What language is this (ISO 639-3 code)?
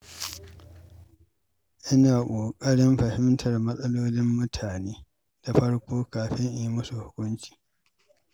hau